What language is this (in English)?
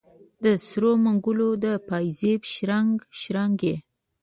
Pashto